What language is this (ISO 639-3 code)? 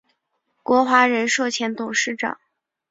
zho